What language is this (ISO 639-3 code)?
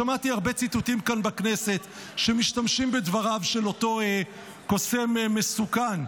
heb